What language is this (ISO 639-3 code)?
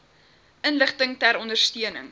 afr